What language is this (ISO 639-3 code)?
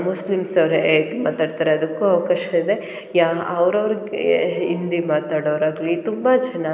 kan